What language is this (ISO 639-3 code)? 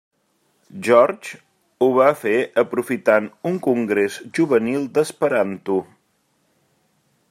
cat